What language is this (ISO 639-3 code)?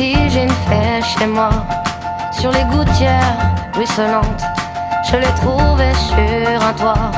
fra